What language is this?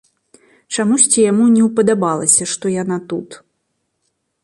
Belarusian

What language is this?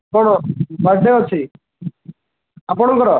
Odia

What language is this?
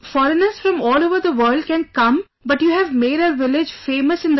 English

